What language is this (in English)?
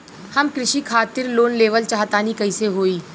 Bhojpuri